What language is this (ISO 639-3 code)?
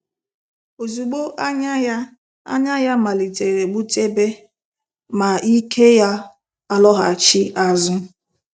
ibo